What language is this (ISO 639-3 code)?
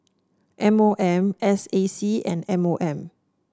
eng